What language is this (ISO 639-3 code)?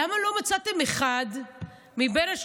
heb